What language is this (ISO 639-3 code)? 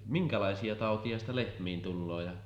fin